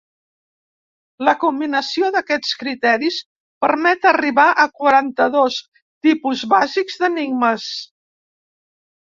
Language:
Catalan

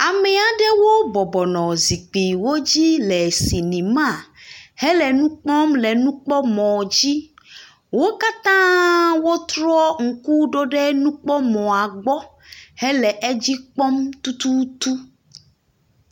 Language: Ewe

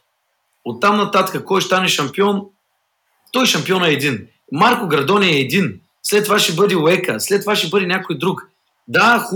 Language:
Bulgarian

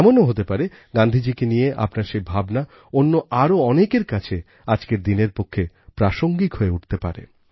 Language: Bangla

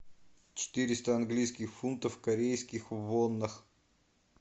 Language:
Russian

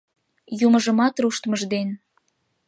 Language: Mari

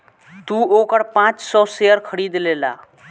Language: Bhojpuri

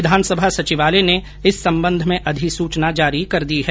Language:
Hindi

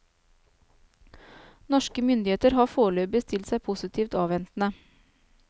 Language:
Norwegian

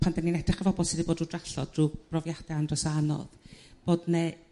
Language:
Welsh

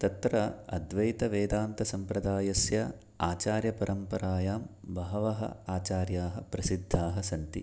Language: Sanskrit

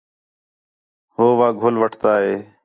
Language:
Khetrani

